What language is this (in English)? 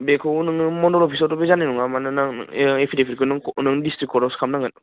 Bodo